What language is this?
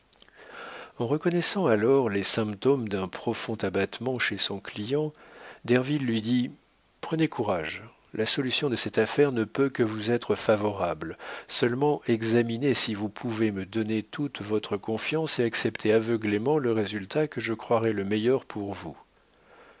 French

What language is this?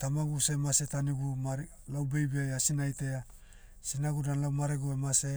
Motu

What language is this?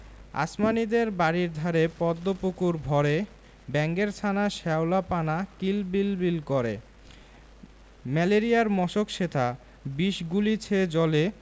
Bangla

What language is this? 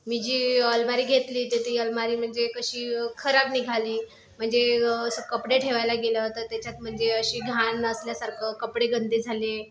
Marathi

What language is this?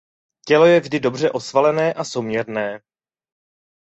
Czech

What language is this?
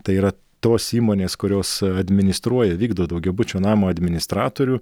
Lithuanian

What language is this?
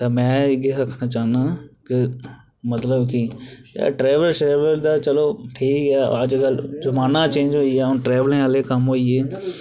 Dogri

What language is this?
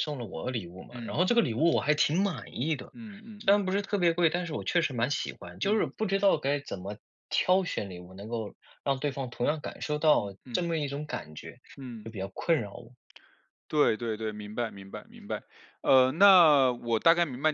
Chinese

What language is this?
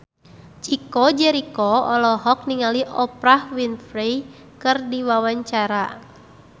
Sundanese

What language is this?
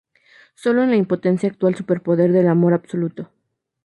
Spanish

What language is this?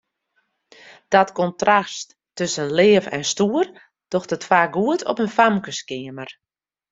Western Frisian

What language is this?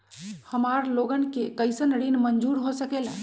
Magahi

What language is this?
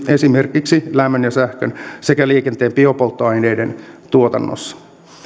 Finnish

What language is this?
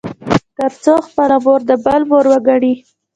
Pashto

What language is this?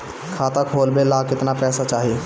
Bhojpuri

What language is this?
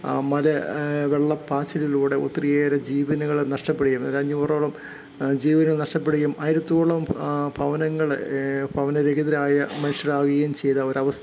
Malayalam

